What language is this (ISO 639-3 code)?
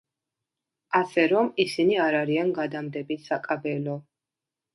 kat